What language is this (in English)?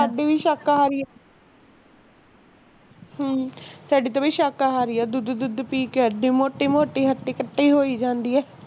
Punjabi